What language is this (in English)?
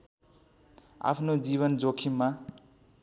Nepali